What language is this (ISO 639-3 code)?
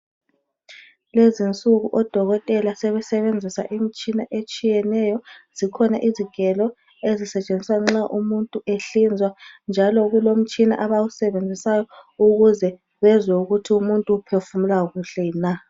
nde